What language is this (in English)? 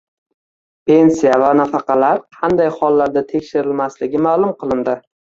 Uzbek